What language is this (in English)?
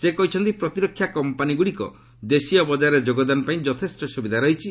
Odia